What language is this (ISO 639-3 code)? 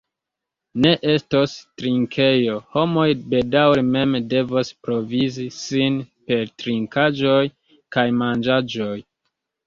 epo